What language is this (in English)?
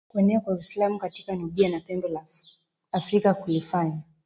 Swahili